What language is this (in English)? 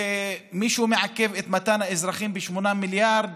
Hebrew